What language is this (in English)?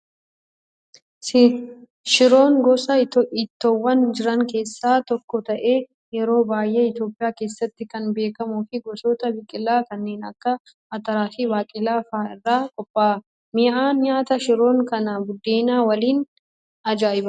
Oromo